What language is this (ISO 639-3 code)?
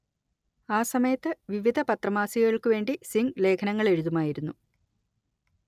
mal